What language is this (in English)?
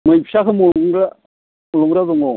Bodo